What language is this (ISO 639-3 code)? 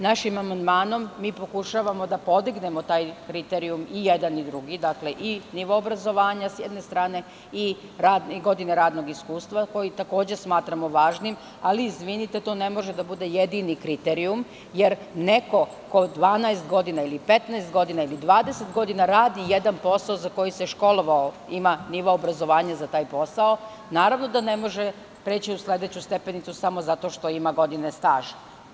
srp